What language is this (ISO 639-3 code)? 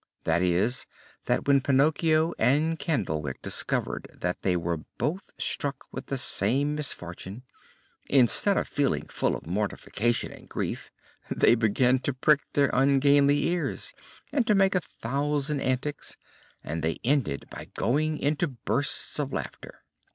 eng